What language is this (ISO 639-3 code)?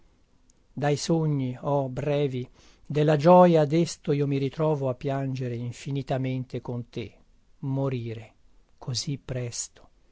ita